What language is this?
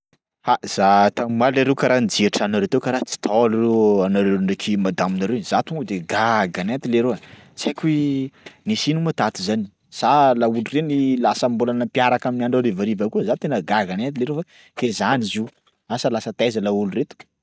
Sakalava Malagasy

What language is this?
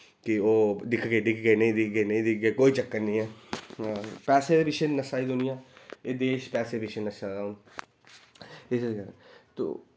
Dogri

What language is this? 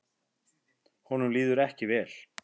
Icelandic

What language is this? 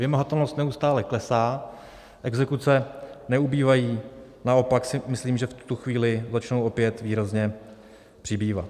Czech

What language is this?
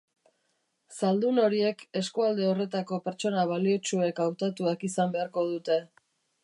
Basque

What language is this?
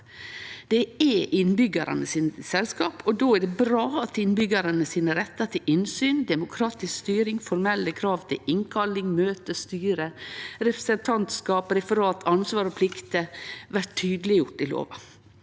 Norwegian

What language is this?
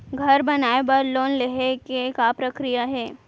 Chhattisgarhi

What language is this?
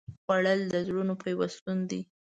Pashto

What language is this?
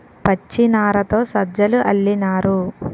Telugu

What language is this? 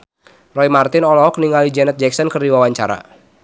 Sundanese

